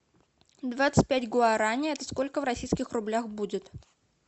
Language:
Russian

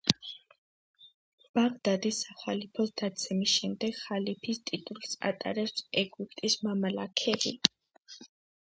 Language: Georgian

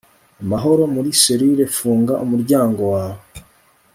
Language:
Kinyarwanda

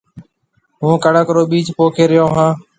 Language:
Marwari (Pakistan)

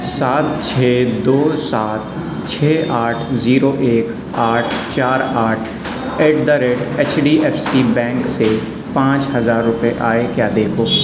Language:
Urdu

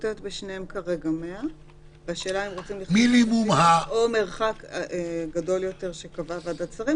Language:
Hebrew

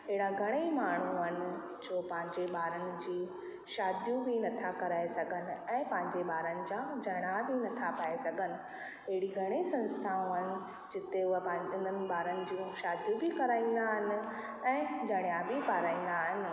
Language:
Sindhi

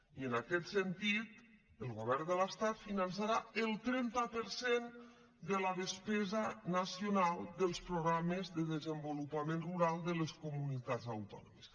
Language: Catalan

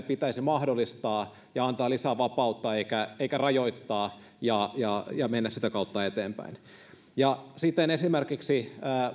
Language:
Finnish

